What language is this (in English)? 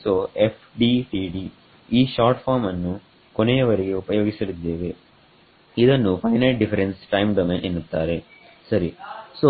Kannada